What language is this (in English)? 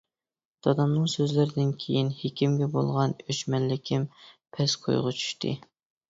Uyghur